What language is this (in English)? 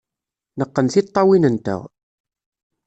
Kabyle